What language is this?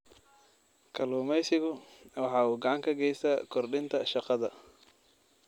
Somali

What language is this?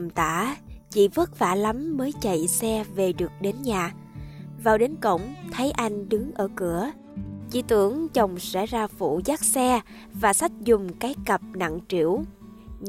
Vietnamese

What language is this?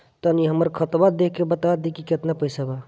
Bhojpuri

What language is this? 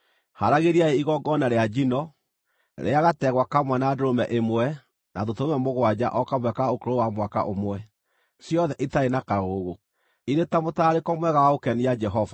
Kikuyu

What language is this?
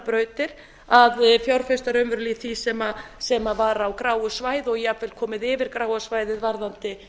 Icelandic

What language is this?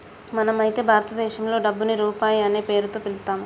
Telugu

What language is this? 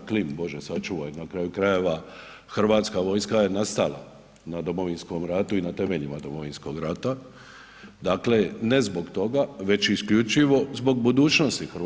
Croatian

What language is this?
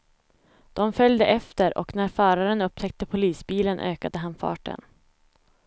Swedish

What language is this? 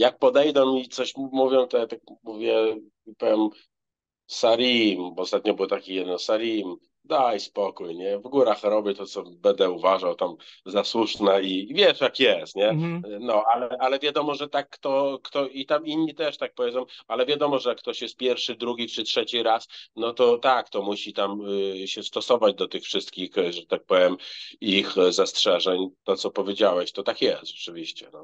Polish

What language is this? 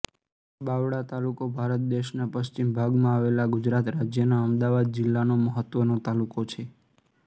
Gujarati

